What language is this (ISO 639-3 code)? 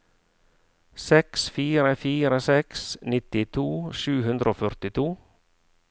nor